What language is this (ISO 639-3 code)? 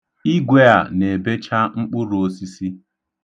ibo